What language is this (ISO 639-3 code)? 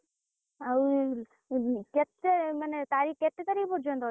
ori